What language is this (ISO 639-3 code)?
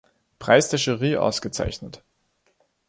deu